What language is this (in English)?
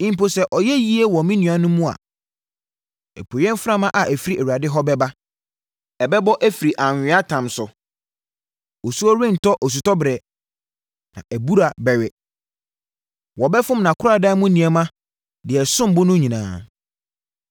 Akan